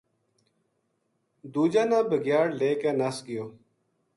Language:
Gujari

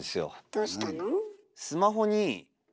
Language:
Japanese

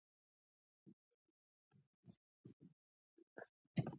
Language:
Pashto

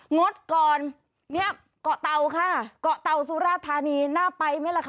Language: Thai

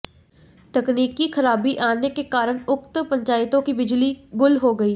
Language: Hindi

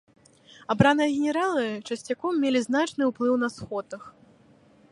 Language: Belarusian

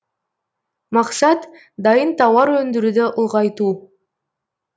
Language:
Kazakh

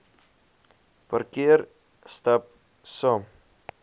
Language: Afrikaans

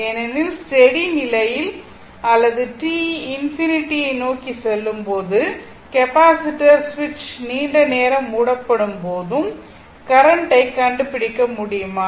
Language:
Tamil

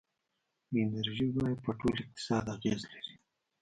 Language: Pashto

